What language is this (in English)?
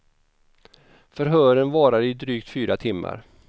Swedish